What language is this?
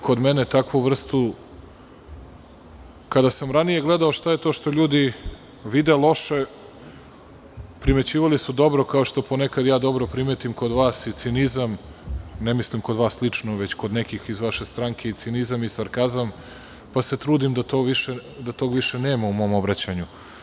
Serbian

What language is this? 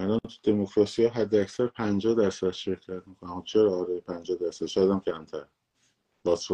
Persian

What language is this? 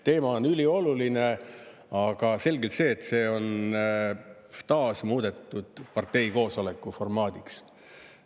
Estonian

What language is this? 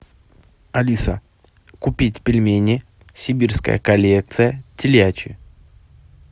Russian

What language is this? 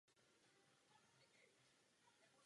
Czech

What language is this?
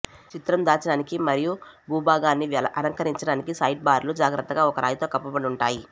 Telugu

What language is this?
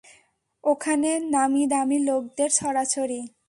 Bangla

